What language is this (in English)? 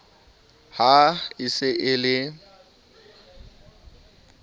Southern Sotho